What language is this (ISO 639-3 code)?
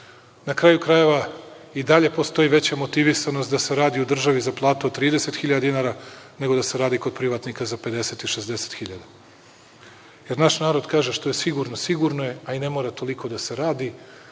srp